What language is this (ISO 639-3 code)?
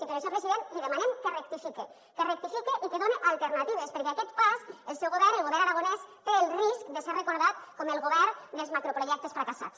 cat